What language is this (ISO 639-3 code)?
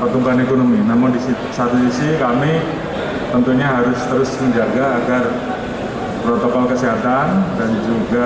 ind